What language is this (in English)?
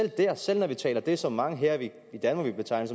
Danish